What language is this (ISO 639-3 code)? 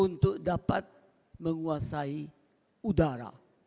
ind